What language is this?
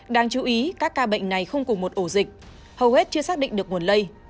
Vietnamese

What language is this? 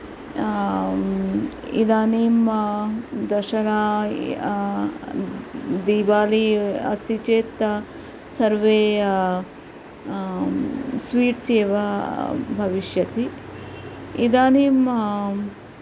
Sanskrit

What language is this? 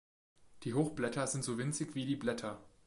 German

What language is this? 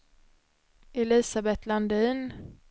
Swedish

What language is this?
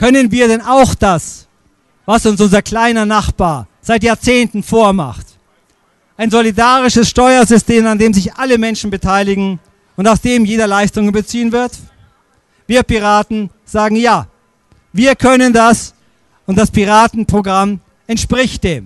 German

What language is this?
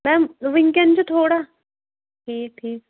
Kashmiri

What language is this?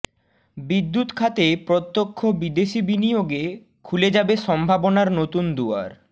Bangla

